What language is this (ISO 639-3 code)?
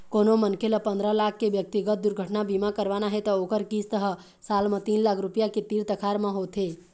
hne